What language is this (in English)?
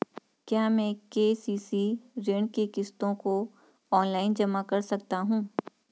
Hindi